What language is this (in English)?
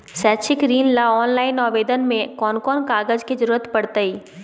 Magahi